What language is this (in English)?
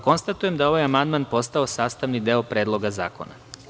Serbian